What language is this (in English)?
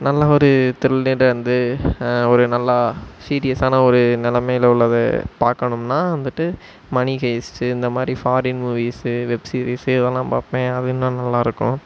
Tamil